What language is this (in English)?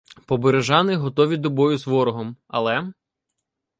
Ukrainian